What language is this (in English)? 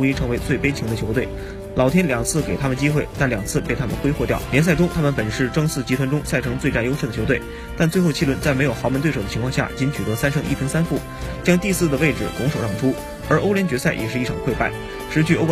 Chinese